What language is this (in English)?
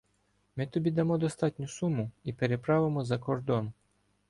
Ukrainian